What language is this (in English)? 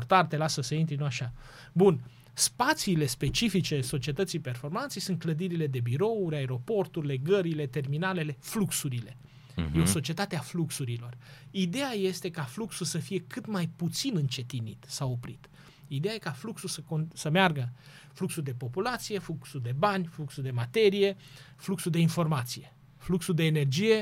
Romanian